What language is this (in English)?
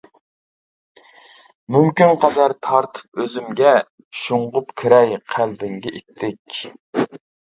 Uyghur